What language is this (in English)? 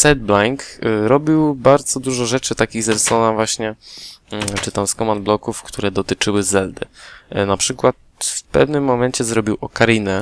Polish